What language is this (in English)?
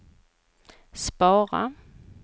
Swedish